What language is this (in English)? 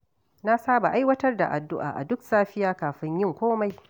Hausa